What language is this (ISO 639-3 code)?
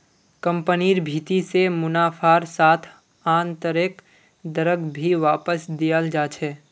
mag